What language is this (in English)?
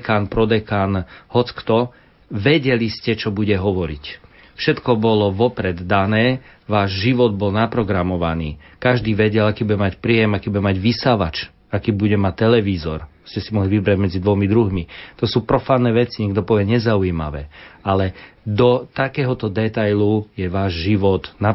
Slovak